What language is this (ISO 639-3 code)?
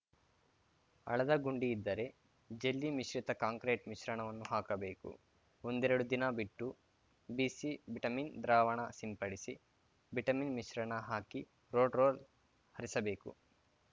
kan